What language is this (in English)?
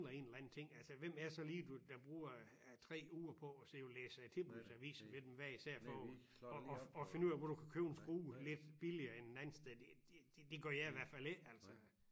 Danish